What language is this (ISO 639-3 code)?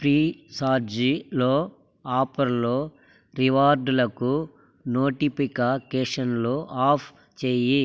tel